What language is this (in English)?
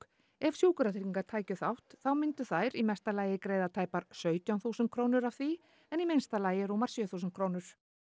Icelandic